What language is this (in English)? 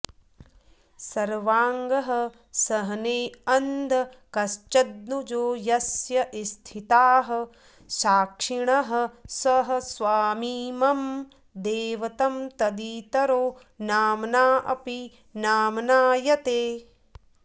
Sanskrit